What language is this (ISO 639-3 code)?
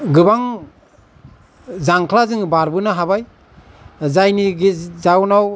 brx